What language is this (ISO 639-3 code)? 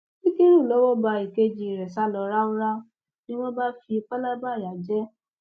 yor